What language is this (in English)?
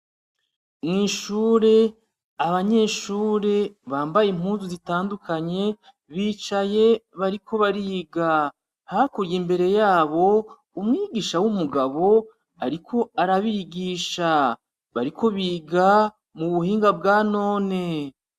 Rundi